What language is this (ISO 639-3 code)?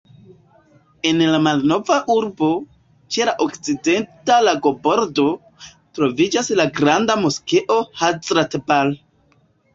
epo